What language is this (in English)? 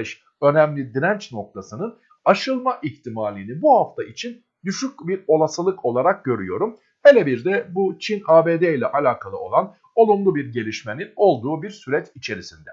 Turkish